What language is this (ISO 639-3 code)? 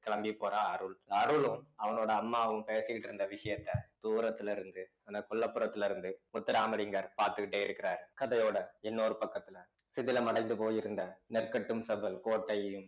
tam